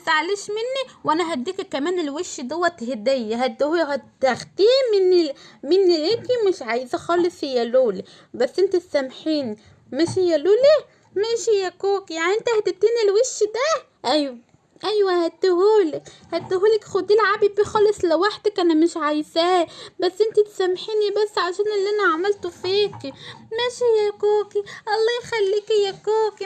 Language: Arabic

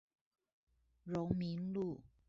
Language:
Chinese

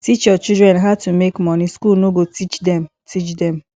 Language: Nigerian Pidgin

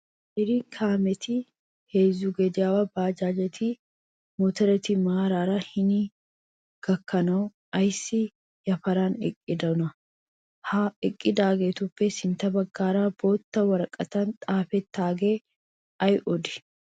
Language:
Wolaytta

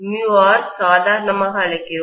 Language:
Tamil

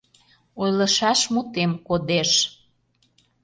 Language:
Mari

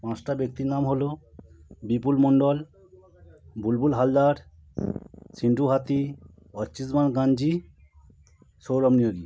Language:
Bangla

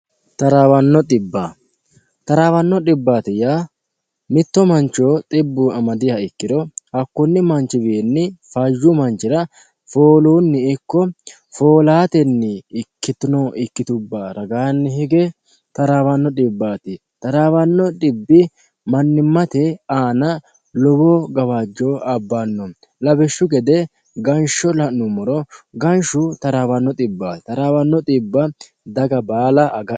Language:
Sidamo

